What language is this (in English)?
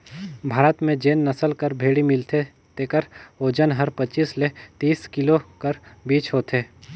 Chhattisgarhi